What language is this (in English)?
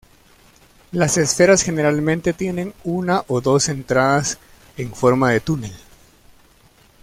Spanish